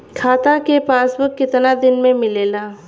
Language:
Bhojpuri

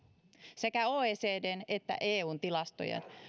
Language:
Finnish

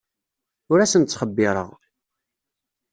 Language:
Kabyle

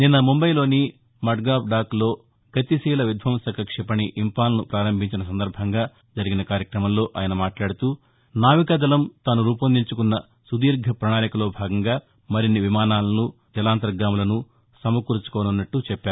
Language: Telugu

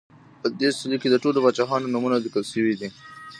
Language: Pashto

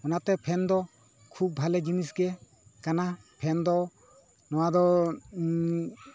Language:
Santali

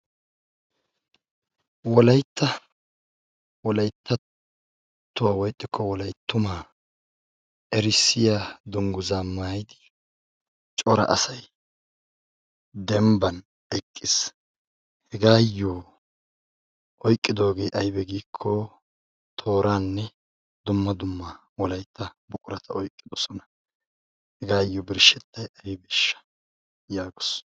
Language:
Wolaytta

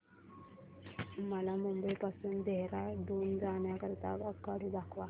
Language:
Marathi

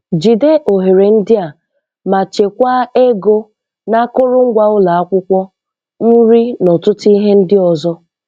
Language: Igbo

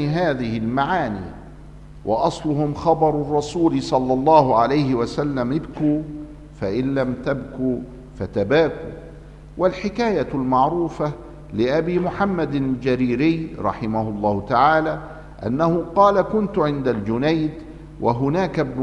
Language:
Arabic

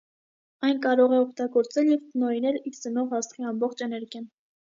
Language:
Armenian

